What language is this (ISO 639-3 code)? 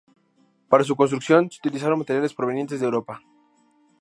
spa